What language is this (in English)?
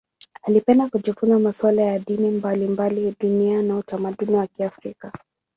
Swahili